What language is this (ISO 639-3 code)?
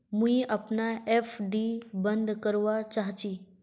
mag